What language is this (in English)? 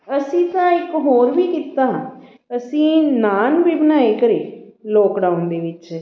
Punjabi